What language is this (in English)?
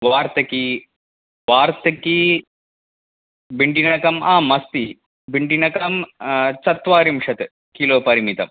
Sanskrit